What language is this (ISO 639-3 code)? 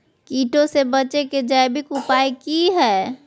mag